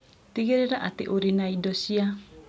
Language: Kikuyu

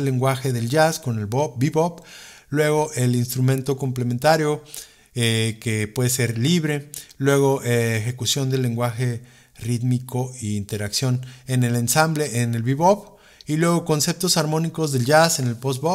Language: Spanish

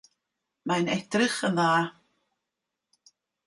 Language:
Welsh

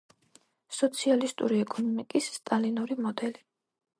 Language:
Georgian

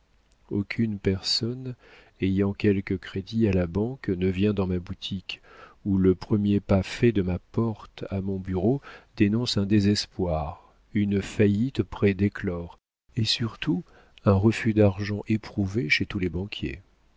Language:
French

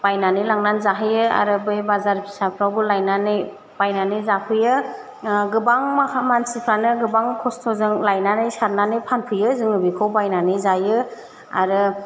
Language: Bodo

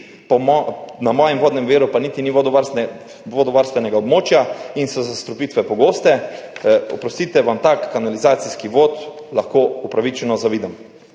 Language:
Slovenian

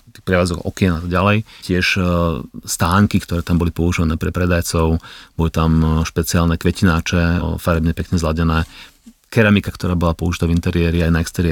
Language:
Slovak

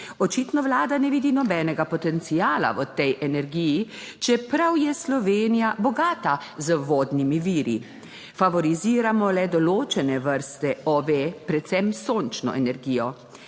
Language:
Slovenian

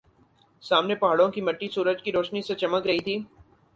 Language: Urdu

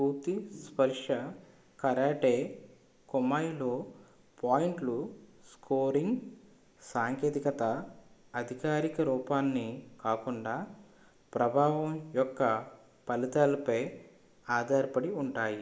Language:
Telugu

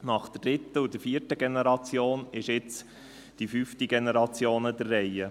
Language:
Swiss German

